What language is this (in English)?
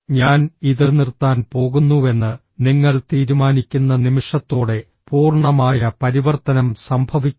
Malayalam